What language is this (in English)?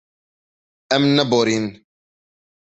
Kurdish